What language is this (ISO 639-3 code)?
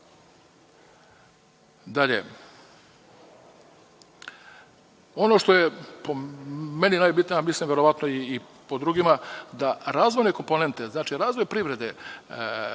srp